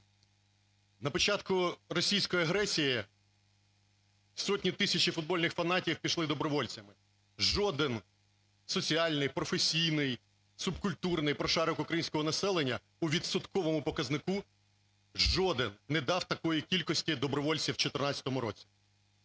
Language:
Ukrainian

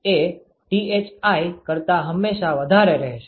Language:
Gujarati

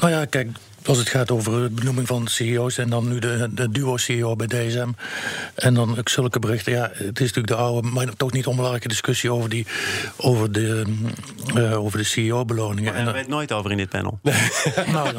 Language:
Dutch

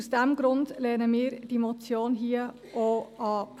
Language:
Swiss German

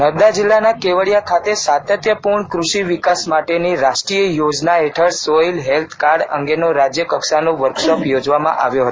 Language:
Gujarati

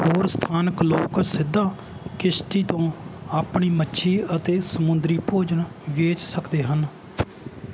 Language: Punjabi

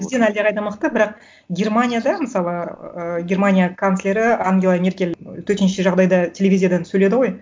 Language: Kazakh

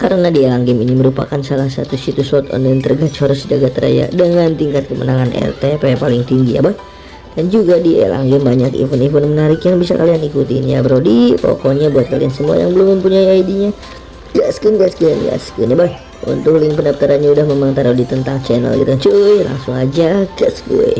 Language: Indonesian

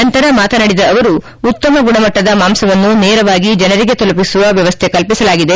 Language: Kannada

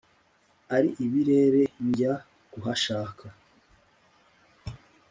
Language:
Kinyarwanda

